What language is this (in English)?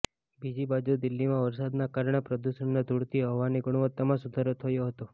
Gujarati